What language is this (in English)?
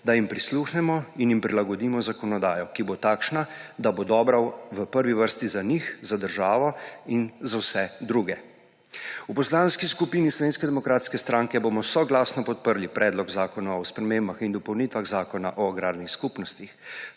Slovenian